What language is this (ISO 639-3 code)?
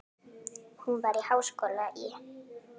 isl